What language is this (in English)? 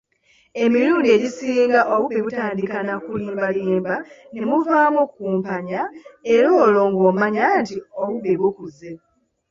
Ganda